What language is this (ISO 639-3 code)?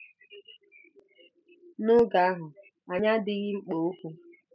ibo